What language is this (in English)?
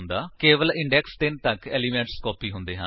Punjabi